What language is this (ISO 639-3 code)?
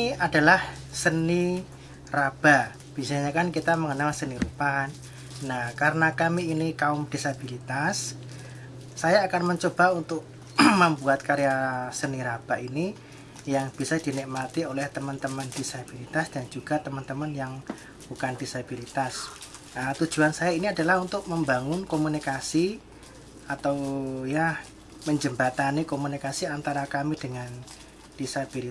ind